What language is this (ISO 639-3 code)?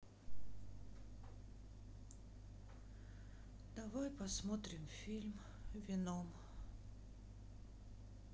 rus